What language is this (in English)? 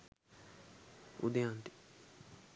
Sinhala